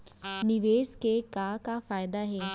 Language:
Chhattisgarhi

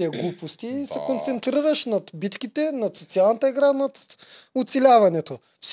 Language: Bulgarian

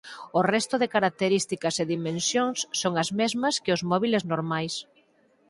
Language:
Galician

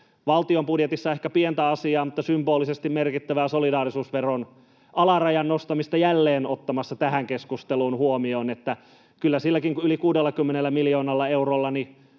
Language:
Finnish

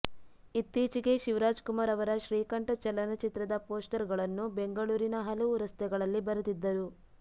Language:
Kannada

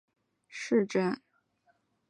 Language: Chinese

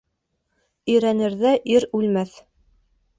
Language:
Bashkir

